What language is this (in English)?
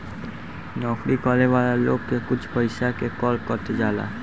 Bhojpuri